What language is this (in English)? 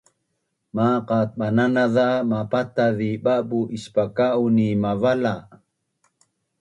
Bunun